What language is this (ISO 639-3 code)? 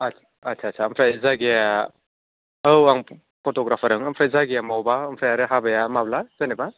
brx